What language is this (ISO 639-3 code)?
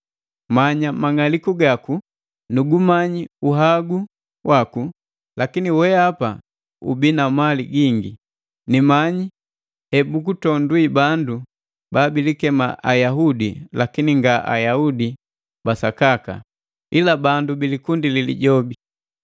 mgv